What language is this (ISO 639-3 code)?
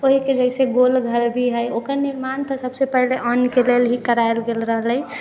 mai